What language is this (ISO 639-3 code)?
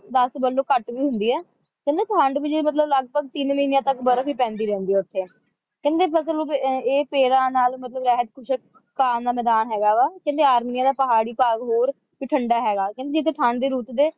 pan